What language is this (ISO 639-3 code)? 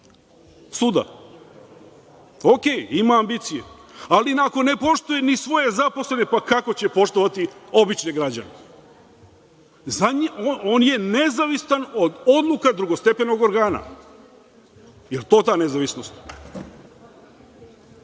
srp